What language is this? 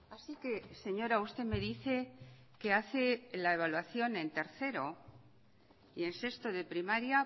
Spanish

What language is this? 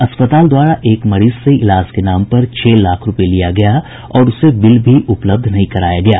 Hindi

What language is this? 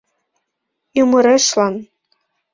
Mari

